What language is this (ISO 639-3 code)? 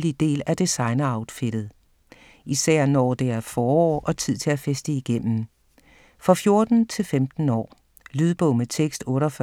dan